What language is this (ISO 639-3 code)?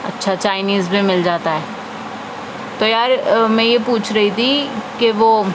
urd